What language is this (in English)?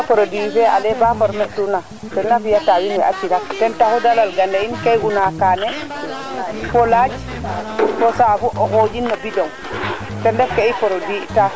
Serer